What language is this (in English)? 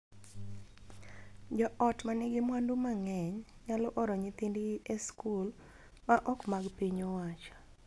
Luo (Kenya and Tanzania)